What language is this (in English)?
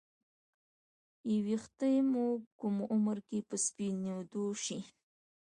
Pashto